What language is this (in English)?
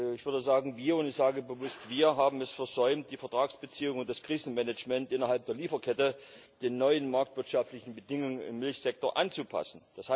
German